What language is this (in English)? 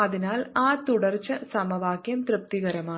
Malayalam